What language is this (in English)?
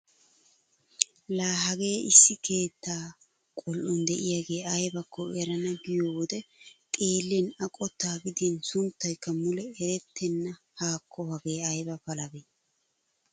Wolaytta